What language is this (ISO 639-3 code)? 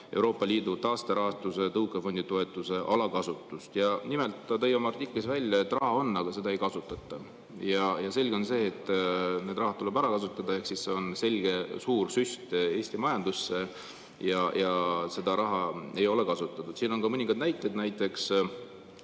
est